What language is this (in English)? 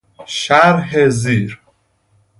Persian